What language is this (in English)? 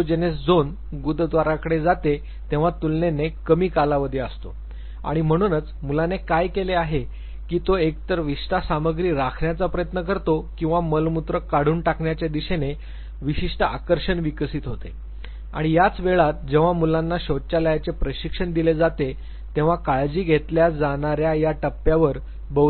Marathi